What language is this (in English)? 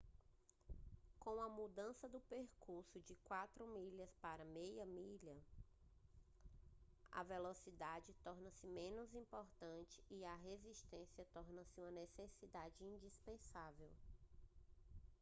Portuguese